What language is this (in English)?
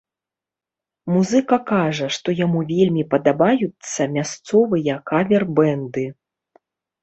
Belarusian